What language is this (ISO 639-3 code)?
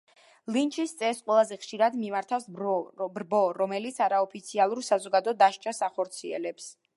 kat